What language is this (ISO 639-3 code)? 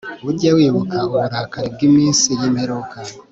kin